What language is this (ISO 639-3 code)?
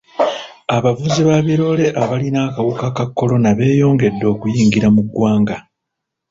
lug